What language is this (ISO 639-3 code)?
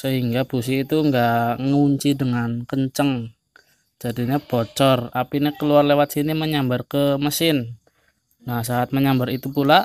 ind